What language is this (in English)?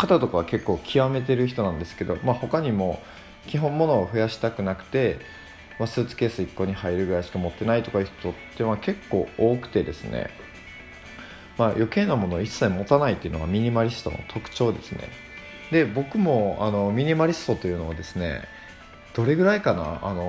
Japanese